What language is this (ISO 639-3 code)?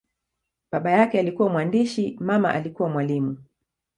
swa